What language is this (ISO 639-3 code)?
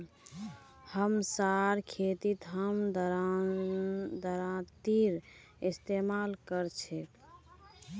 mag